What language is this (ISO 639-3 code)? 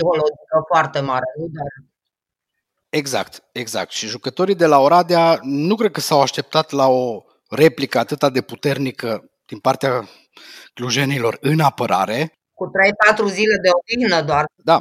ron